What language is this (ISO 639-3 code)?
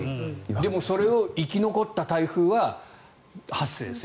jpn